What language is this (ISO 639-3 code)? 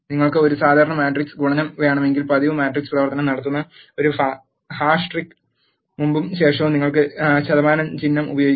mal